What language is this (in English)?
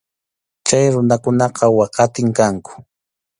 Arequipa-La Unión Quechua